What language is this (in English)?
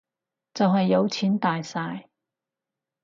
Cantonese